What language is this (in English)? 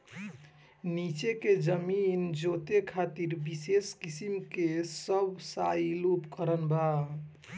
Bhojpuri